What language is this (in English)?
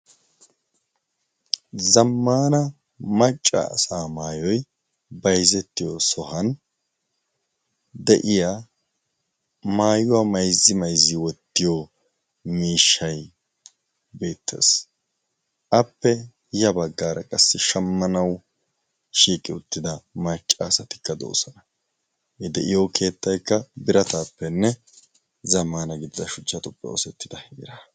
Wolaytta